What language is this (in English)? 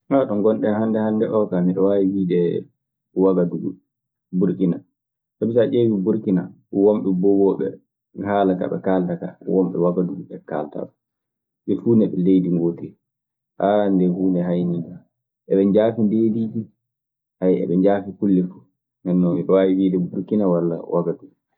Maasina Fulfulde